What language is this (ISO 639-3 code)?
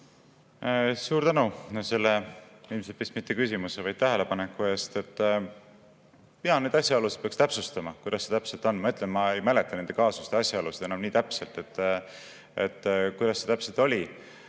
est